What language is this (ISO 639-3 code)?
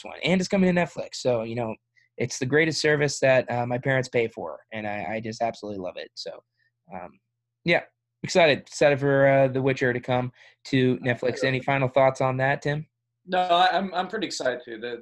eng